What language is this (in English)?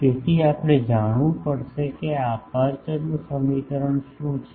Gujarati